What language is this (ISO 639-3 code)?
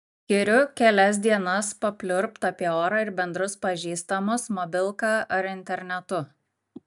lit